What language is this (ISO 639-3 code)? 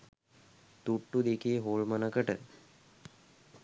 sin